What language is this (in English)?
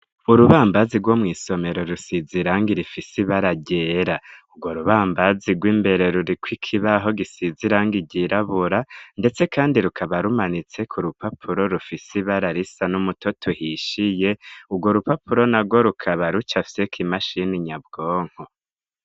Rundi